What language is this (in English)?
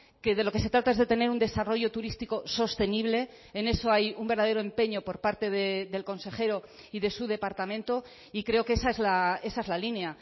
Spanish